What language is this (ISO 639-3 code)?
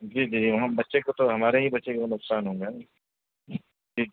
urd